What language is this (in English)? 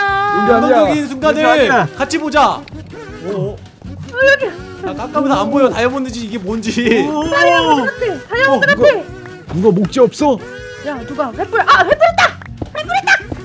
Korean